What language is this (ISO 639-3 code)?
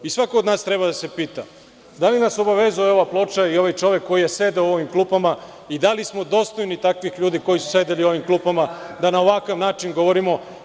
srp